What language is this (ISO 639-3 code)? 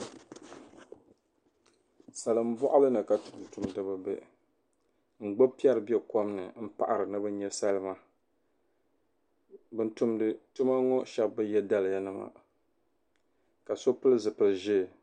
dag